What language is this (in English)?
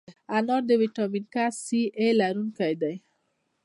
Pashto